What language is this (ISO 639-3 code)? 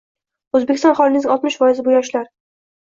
uzb